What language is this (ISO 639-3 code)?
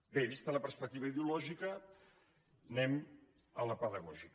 cat